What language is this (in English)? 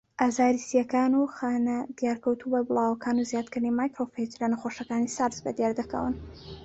Central Kurdish